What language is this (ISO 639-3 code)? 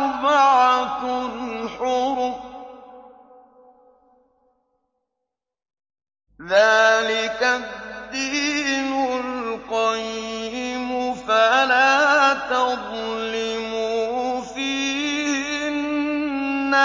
ara